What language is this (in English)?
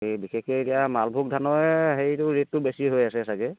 Assamese